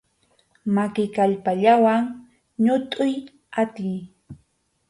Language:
Arequipa-La Unión Quechua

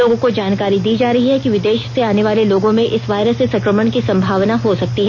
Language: Hindi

